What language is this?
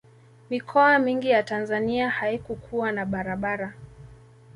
Swahili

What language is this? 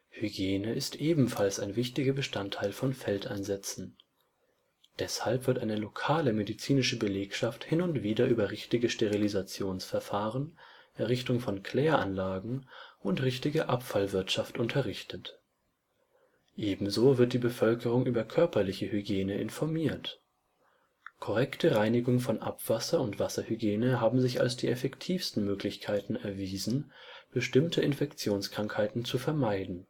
German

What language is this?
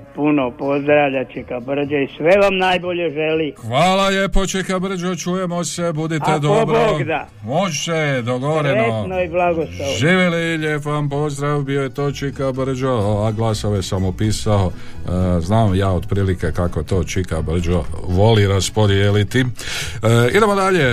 Croatian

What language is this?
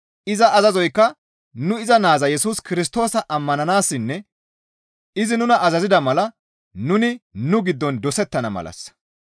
Gamo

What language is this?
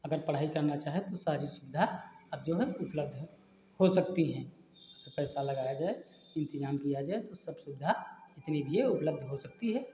Hindi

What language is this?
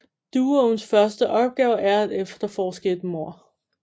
Danish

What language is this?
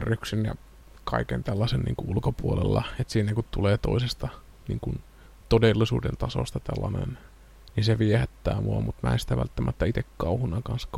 Finnish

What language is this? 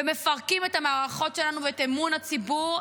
Hebrew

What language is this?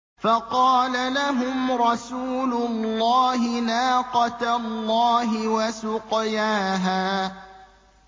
Arabic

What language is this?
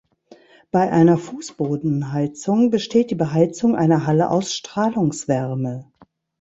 German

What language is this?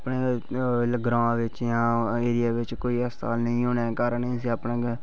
Dogri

